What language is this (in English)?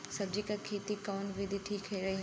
Bhojpuri